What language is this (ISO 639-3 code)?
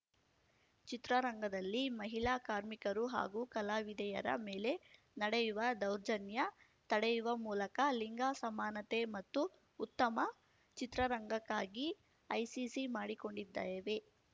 kan